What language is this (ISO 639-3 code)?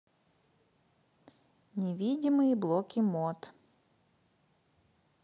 rus